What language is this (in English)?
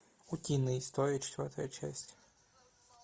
Russian